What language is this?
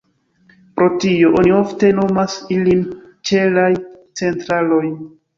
Esperanto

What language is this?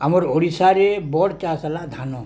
Odia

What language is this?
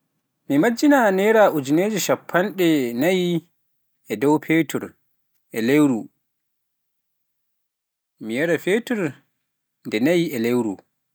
Pular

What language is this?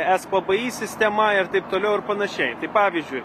Lithuanian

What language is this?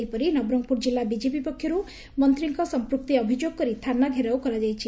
Odia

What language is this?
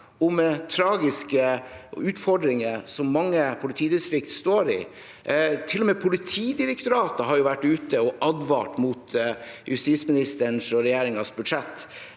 Norwegian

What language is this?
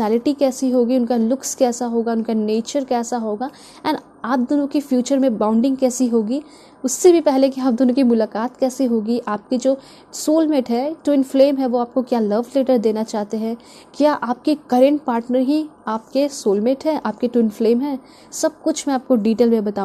Hindi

